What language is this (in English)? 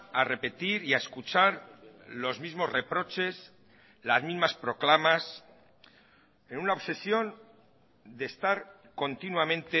Spanish